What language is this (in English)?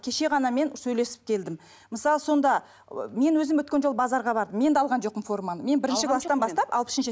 Kazakh